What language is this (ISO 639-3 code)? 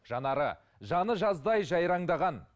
kaz